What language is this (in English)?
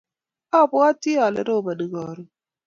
Kalenjin